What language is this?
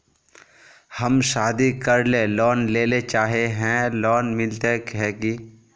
Magahi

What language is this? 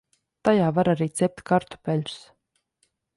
Latvian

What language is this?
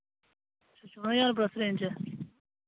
Dogri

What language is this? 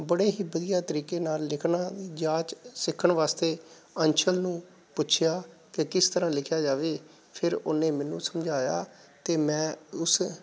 Punjabi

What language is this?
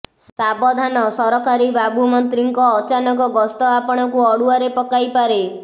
Odia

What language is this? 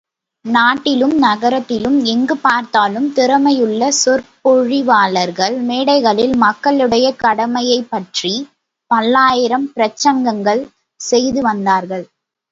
Tamil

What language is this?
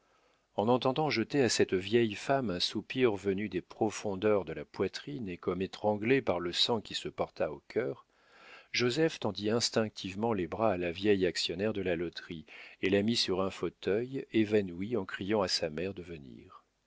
French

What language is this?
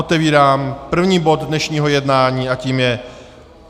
Czech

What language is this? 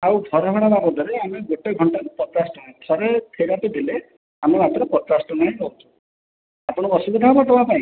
Odia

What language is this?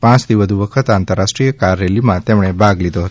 Gujarati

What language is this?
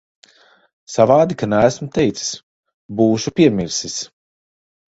Latvian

